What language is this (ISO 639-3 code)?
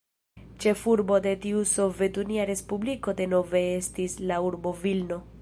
epo